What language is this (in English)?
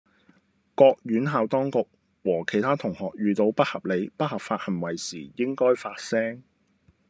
Cantonese